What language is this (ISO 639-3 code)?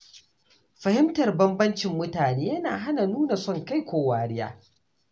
hau